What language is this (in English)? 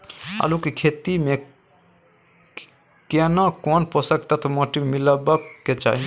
Maithili